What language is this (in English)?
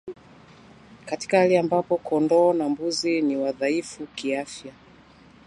Swahili